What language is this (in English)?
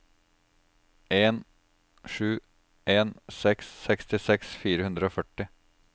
Norwegian